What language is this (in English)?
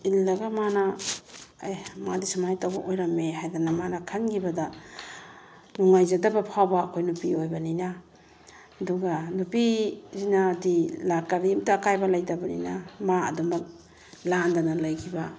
Manipuri